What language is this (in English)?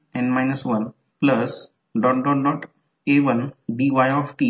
Marathi